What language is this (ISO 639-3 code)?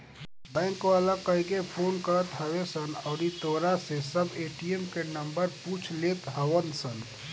bho